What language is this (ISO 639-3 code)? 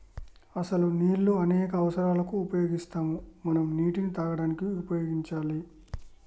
tel